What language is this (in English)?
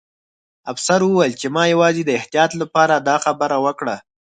Pashto